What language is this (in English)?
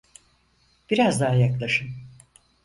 Turkish